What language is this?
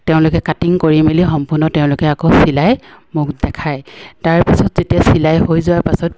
Assamese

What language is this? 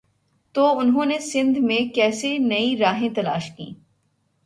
Urdu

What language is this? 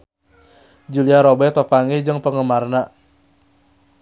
Sundanese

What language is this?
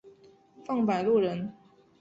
Chinese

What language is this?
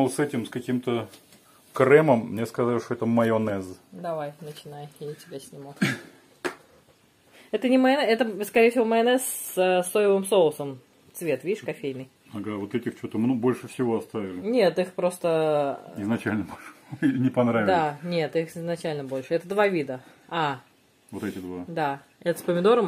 Russian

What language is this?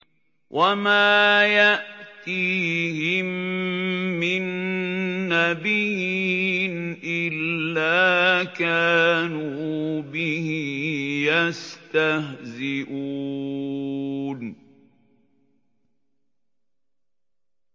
Arabic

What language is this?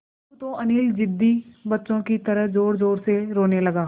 Hindi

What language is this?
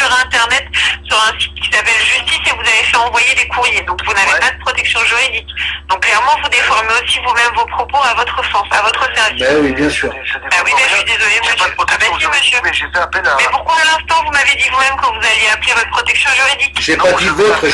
French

